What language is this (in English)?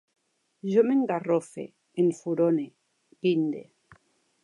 Catalan